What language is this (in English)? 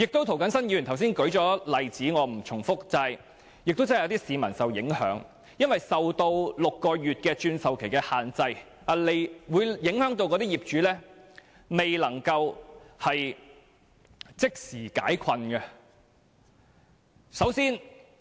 Cantonese